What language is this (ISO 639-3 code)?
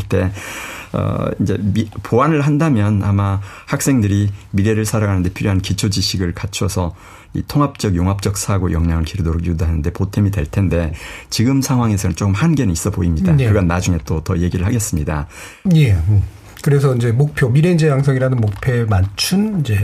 kor